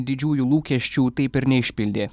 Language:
Lithuanian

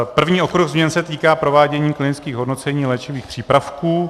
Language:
Czech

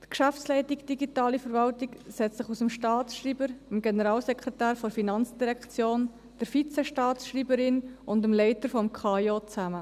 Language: Swiss German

